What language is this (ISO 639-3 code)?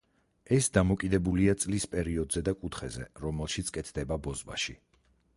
kat